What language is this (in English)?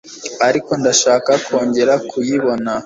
Kinyarwanda